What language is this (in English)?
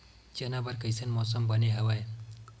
Chhattisgarhi